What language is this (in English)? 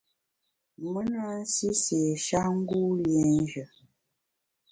Bamun